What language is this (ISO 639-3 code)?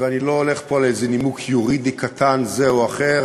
heb